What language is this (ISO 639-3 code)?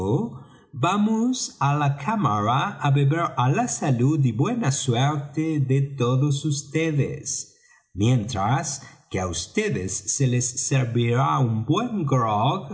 spa